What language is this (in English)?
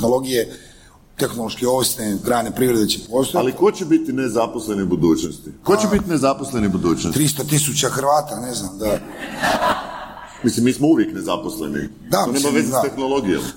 Croatian